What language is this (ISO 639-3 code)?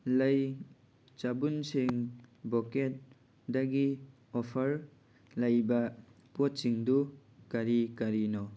mni